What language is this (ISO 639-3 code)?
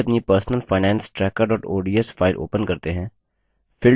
hin